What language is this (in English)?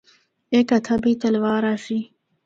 Northern Hindko